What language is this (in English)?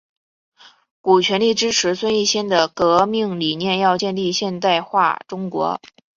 Chinese